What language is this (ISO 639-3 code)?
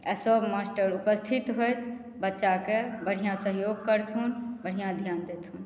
mai